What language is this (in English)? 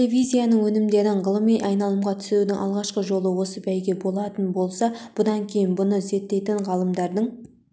Kazakh